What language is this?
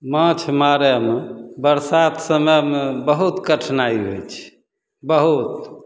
Maithili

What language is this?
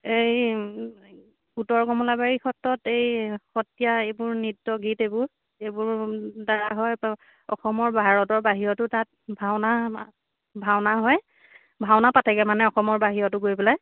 Assamese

